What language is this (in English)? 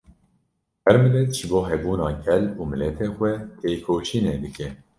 Kurdish